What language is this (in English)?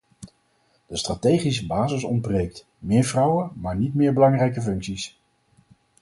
Dutch